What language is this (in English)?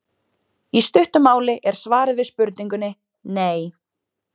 Icelandic